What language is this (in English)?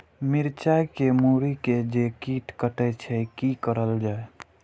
Maithili